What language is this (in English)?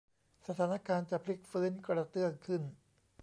Thai